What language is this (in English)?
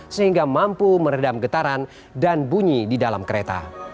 Indonesian